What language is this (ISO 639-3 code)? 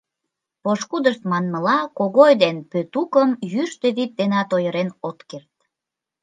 chm